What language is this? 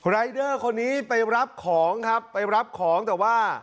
Thai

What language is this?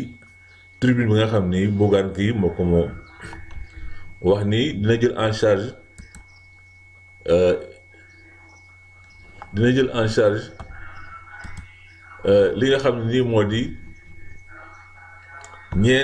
French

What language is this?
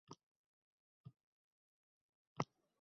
Uzbek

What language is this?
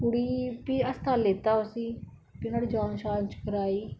Dogri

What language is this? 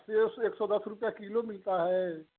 Hindi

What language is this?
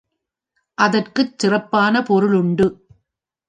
Tamil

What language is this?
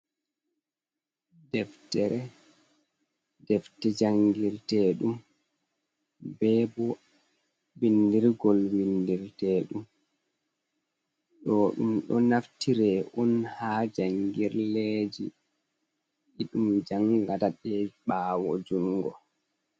Fula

